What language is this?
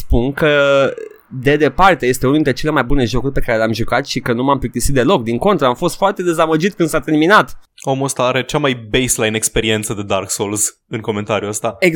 Romanian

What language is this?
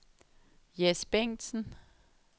Danish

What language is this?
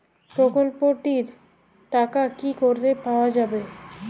Bangla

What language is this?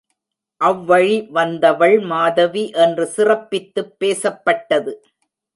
Tamil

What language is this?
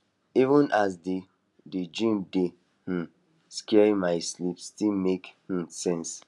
Nigerian Pidgin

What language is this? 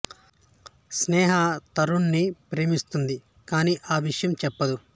Telugu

